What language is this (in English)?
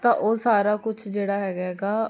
Punjabi